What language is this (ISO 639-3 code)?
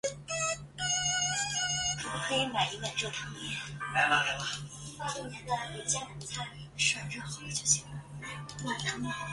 zho